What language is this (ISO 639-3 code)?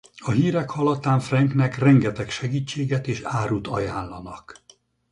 hun